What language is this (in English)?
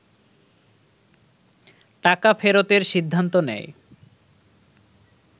Bangla